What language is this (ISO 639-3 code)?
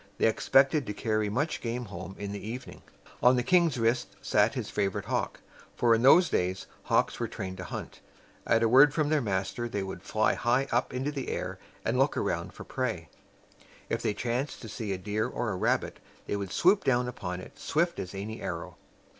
eng